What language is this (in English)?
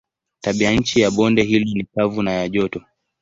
Swahili